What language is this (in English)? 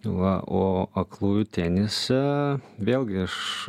Lithuanian